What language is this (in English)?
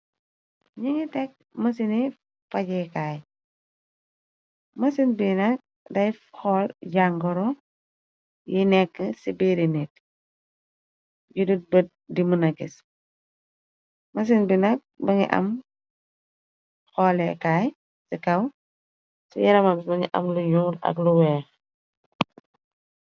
Wolof